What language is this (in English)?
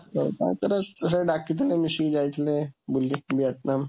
Odia